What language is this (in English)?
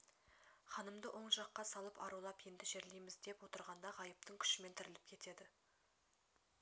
Kazakh